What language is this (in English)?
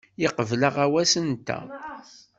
Kabyle